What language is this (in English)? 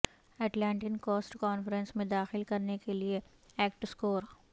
Urdu